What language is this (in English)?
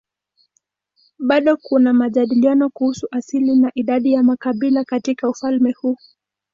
Swahili